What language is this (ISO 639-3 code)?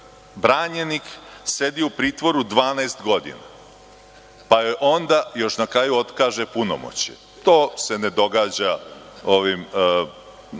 srp